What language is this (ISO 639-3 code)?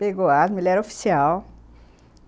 por